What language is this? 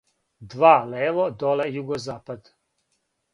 Serbian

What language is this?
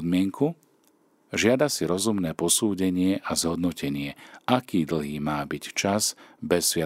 Slovak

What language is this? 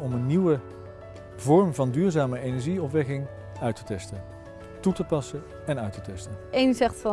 Dutch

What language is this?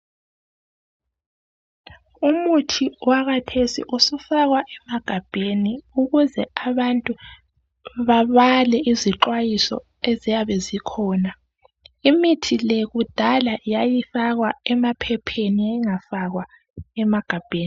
North Ndebele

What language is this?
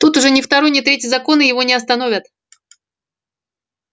Russian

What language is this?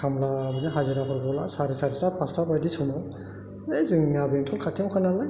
Bodo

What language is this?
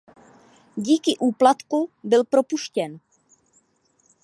Czech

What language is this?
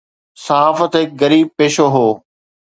Sindhi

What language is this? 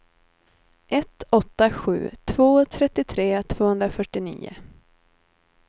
Swedish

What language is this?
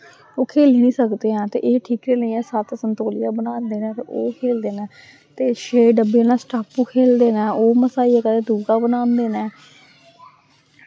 Dogri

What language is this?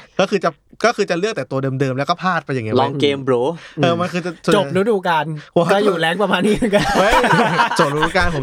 Thai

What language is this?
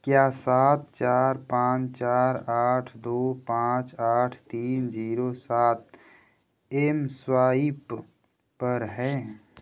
Hindi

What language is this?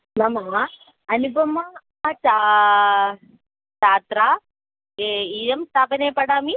Sanskrit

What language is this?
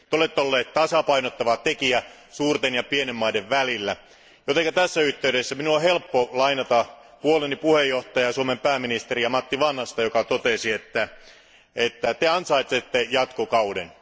Finnish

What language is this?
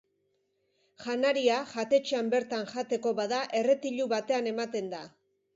Basque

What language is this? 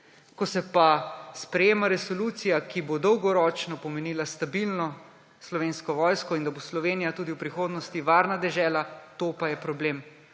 Slovenian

